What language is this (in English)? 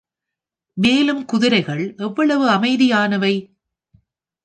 Tamil